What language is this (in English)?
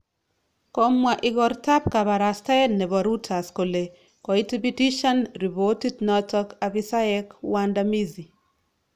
Kalenjin